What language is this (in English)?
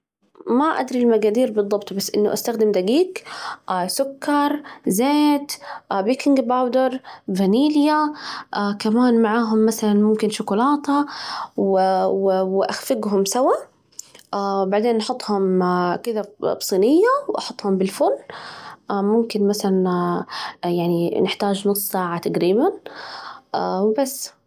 Najdi Arabic